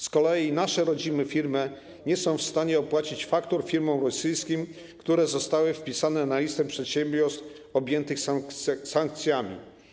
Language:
Polish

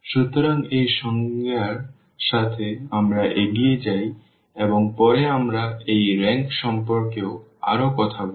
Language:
Bangla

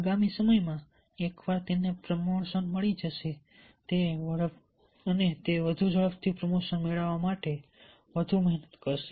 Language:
Gujarati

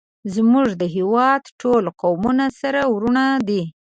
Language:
Pashto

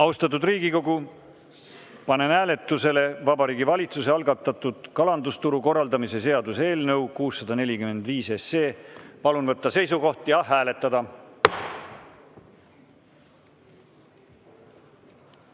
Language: Estonian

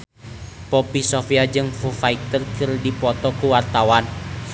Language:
Sundanese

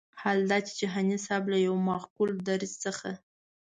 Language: Pashto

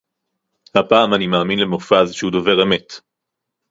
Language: Hebrew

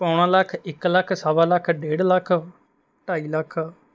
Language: Punjabi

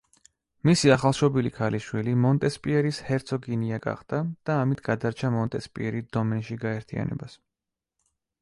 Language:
Georgian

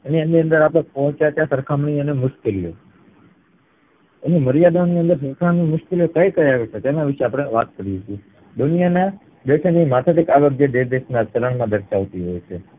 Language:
Gujarati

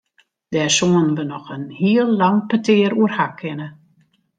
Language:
Western Frisian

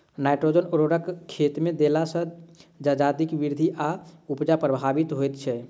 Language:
Maithili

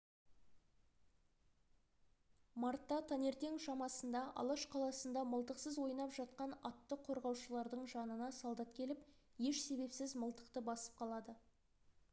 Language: Kazakh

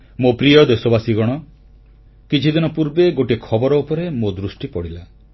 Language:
Odia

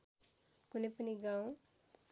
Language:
Nepali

